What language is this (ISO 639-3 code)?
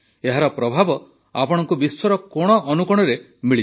ori